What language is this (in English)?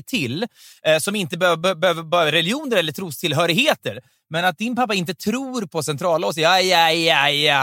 Swedish